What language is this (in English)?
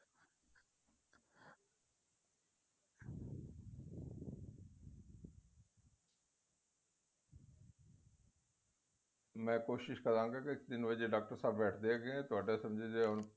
Punjabi